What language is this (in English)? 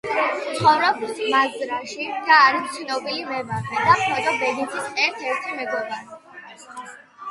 Georgian